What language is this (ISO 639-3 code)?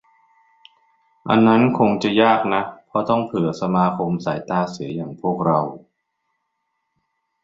tha